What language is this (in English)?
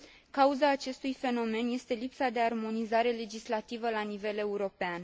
Romanian